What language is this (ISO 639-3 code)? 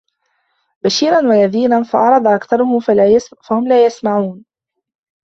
ara